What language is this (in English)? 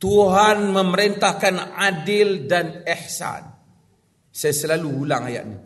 Malay